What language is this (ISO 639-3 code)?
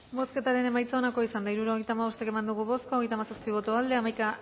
eus